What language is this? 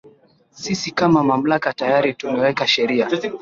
Swahili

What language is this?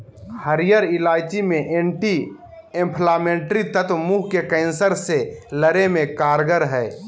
Magahi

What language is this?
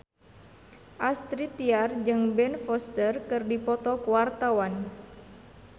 Sundanese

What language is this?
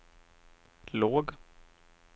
Swedish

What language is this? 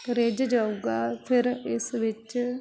Punjabi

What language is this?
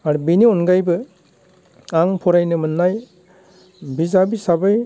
Bodo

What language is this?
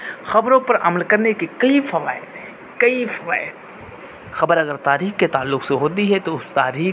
Urdu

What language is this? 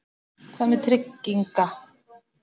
Icelandic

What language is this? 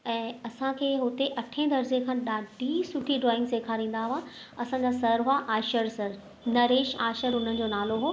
Sindhi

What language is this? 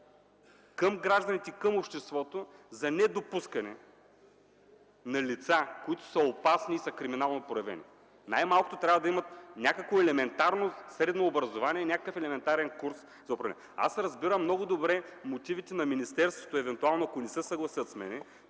Bulgarian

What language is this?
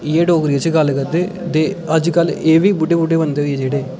Dogri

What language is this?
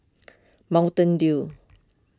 English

